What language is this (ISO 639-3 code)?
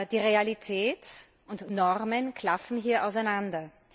deu